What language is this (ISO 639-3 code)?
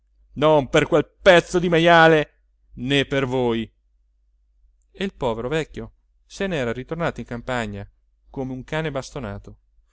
ita